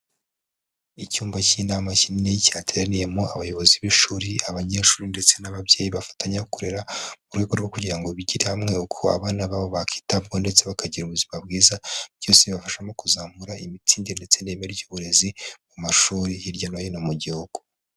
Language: Kinyarwanda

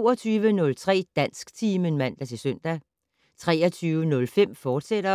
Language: Danish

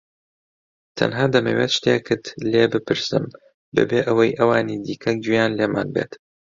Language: Central Kurdish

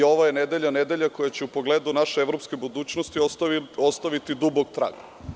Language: Serbian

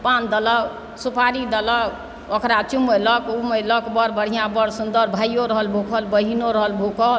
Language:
Maithili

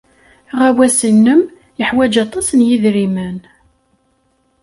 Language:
Kabyle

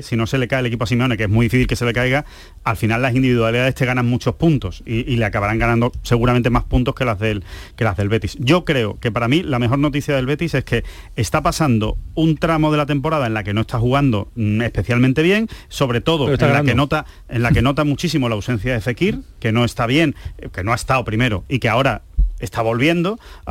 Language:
Spanish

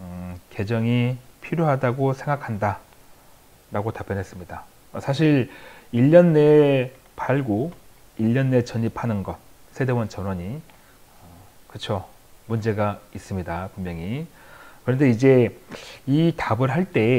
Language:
Korean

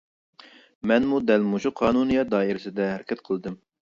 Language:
Uyghur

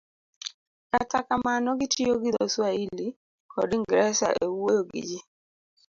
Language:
Luo (Kenya and Tanzania)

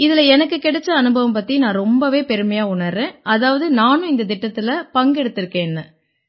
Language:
Tamil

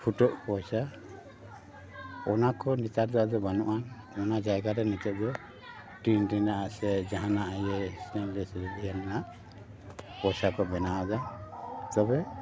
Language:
Santali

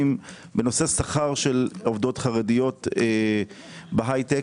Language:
Hebrew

